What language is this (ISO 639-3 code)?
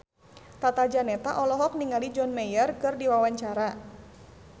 sun